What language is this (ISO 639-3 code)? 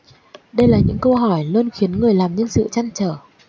vie